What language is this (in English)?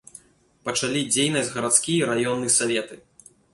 Belarusian